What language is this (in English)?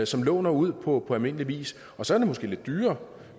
Danish